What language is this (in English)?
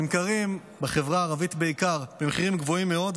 Hebrew